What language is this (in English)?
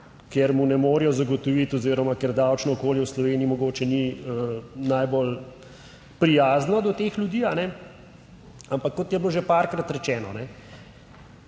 Slovenian